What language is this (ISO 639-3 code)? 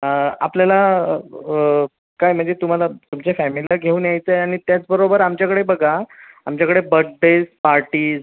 mar